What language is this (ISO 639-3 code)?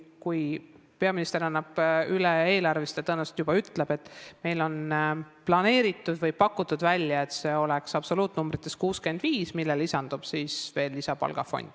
est